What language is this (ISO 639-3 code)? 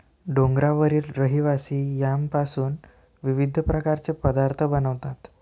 mar